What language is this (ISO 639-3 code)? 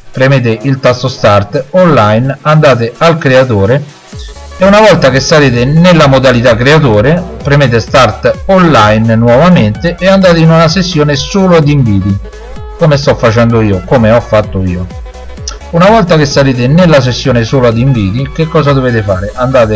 ita